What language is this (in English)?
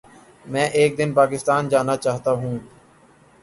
Urdu